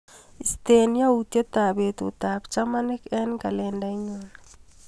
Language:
Kalenjin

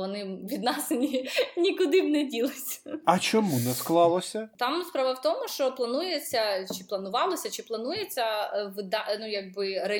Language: Ukrainian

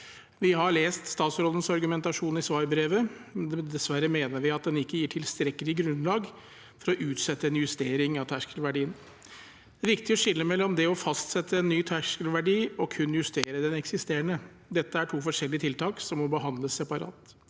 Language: Norwegian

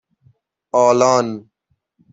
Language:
Persian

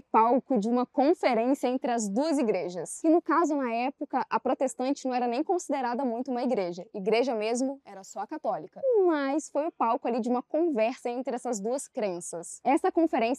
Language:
Portuguese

